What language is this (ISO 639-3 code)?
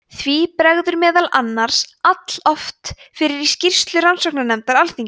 isl